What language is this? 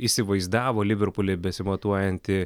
Lithuanian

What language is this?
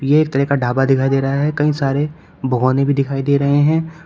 Hindi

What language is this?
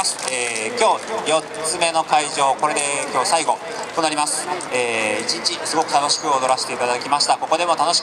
Japanese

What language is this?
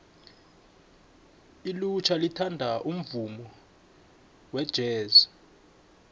South Ndebele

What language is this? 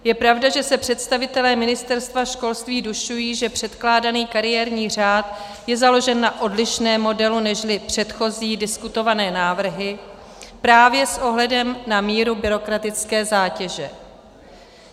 Czech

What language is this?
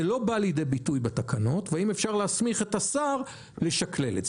Hebrew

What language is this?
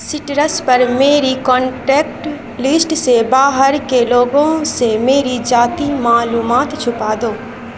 Urdu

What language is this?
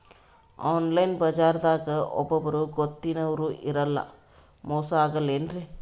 Kannada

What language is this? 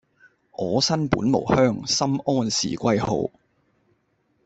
Cantonese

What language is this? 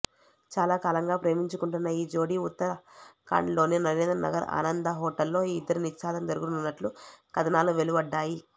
Telugu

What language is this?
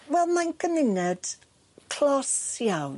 Welsh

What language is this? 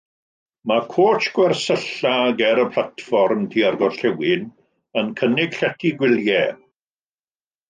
Welsh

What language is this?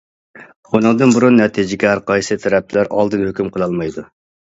Uyghur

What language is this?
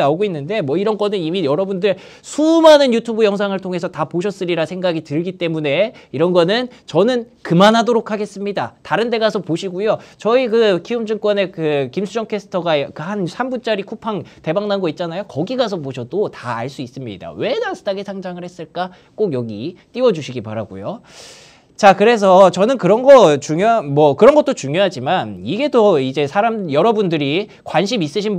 Korean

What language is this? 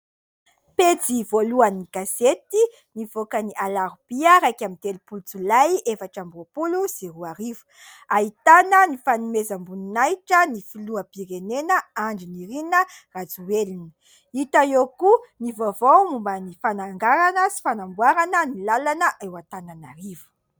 Malagasy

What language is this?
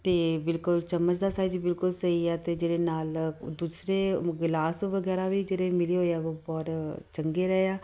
Punjabi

